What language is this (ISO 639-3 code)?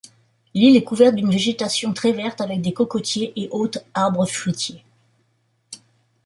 fra